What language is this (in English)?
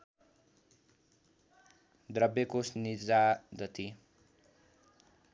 Nepali